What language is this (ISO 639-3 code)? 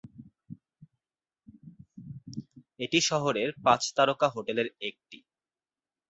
ben